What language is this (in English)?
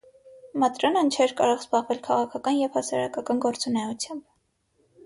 Armenian